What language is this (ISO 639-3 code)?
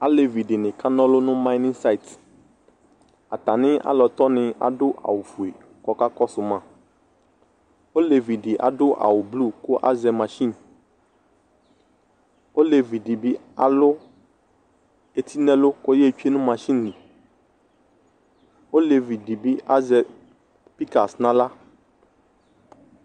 kpo